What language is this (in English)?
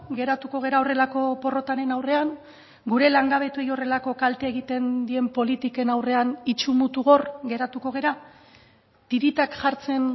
Basque